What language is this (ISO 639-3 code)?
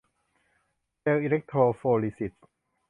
tha